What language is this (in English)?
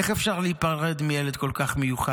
Hebrew